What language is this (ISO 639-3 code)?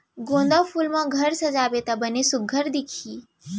hne